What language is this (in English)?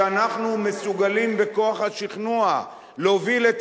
Hebrew